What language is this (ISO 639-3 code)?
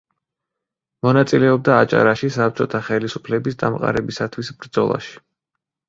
kat